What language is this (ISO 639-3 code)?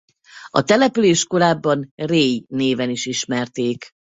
hun